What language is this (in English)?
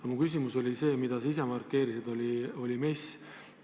Estonian